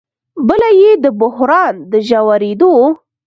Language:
Pashto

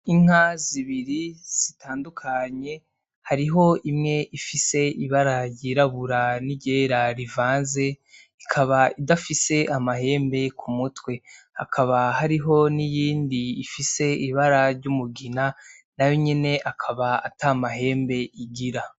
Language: Rundi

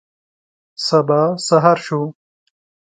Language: Pashto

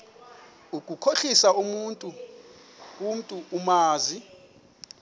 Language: Xhosa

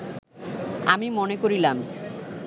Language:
Bangla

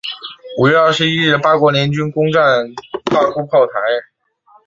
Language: Chinese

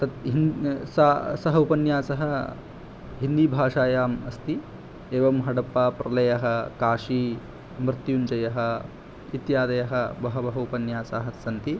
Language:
Sanskrit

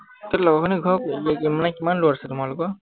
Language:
Assamese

